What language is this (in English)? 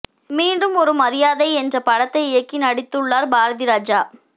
Tamil